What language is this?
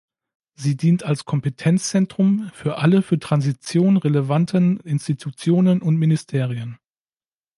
German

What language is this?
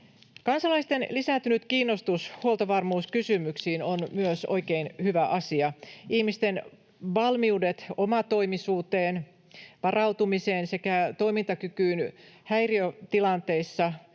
Finnish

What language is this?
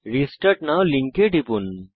Bangla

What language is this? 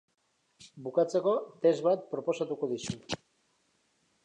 Basque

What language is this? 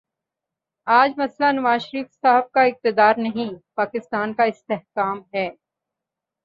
Urdu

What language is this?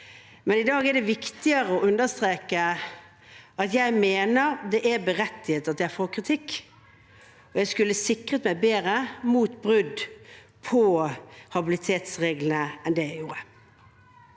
Norwegian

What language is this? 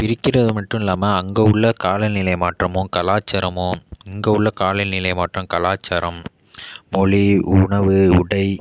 Tamil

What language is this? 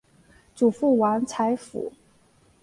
Chinese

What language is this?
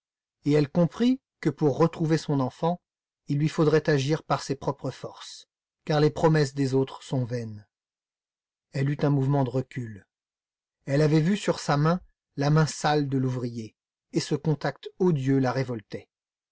French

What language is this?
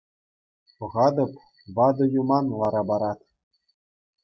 Chuvash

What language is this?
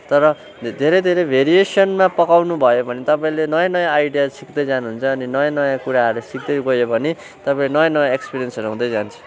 Nepali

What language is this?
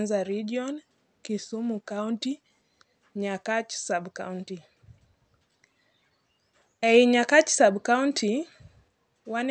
Luo (Kenya and Tanzania)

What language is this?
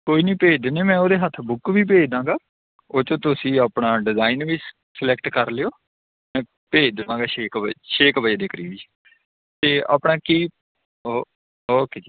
Punjabi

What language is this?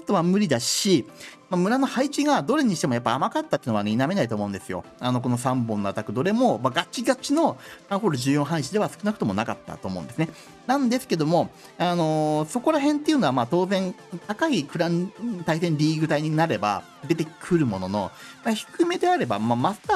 Japanese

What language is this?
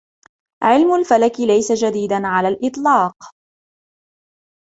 Arabic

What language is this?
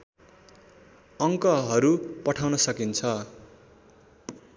Nepali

